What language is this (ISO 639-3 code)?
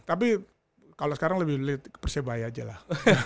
ind